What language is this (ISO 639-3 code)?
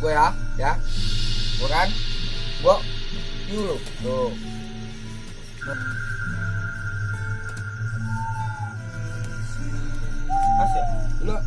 ind